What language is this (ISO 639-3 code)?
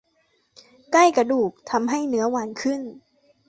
tha